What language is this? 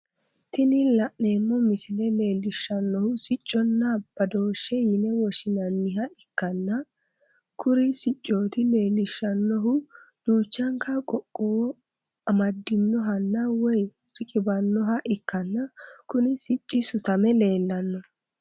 Sidamo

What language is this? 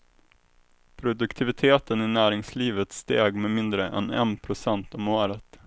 Swedish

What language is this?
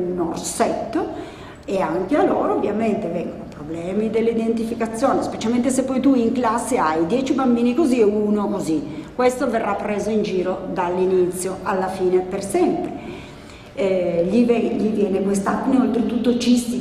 Italian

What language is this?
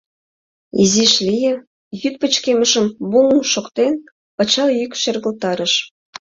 Mari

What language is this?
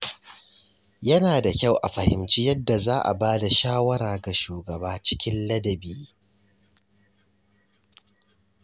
Hausa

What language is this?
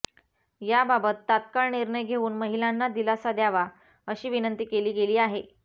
Marathi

